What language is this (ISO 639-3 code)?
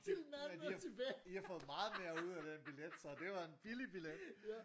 dan